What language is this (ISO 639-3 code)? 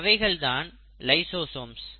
tam